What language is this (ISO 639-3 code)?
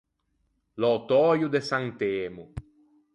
lij